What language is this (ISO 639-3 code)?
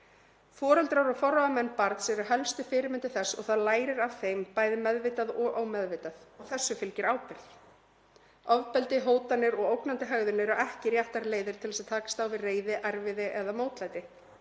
isl